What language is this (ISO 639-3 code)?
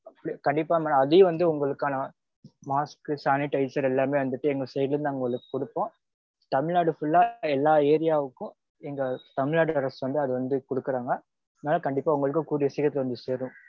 tam